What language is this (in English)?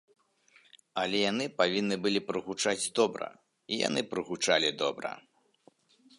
Belarusian